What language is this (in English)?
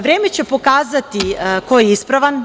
Serbian